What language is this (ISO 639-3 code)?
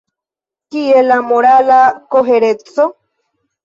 epo